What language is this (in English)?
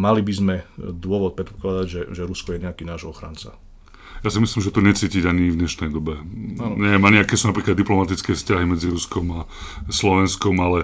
Slovak